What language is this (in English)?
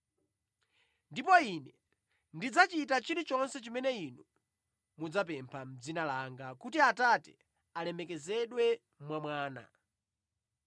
Nyanja